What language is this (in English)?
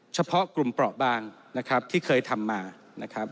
Thai